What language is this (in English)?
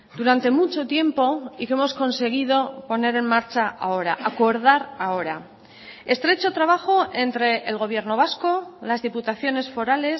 Spanish